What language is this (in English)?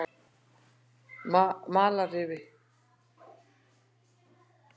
Icelandic